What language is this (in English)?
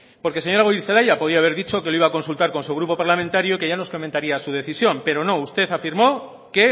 Spanish